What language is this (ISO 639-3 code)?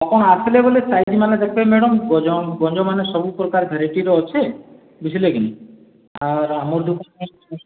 ori